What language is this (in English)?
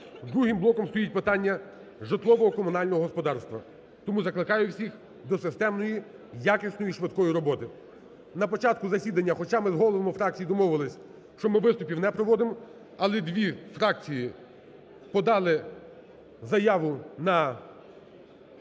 Ukrainian